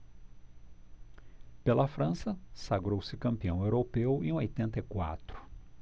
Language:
Portuguese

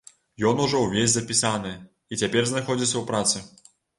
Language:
Belarusian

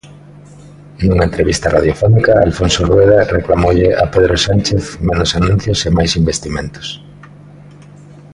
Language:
Galician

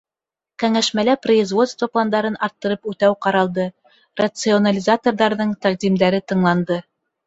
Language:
Bashkir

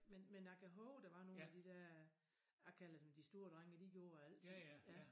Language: Danish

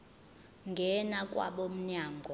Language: Zulu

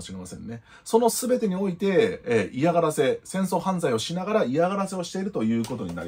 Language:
Japanese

